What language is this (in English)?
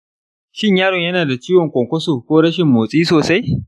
Hausa